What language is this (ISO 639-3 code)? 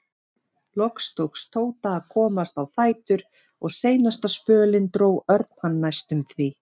isl